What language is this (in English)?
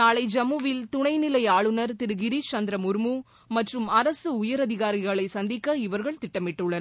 Tamil